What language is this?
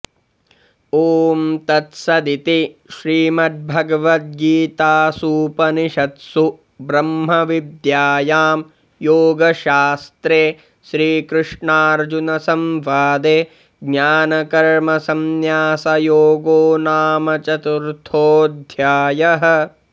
Sanskrit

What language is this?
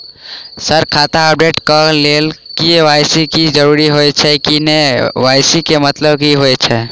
Maithili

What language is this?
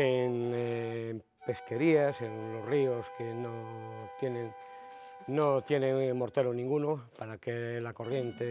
Spanish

